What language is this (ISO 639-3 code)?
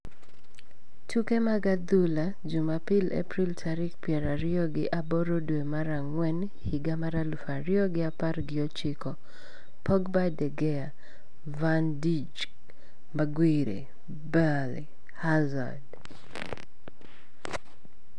luo